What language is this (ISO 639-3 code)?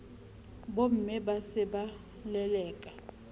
sot